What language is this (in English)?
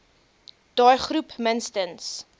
Afrikaans